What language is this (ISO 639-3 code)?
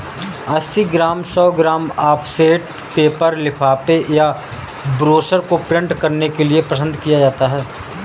hin